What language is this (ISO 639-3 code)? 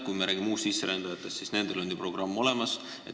est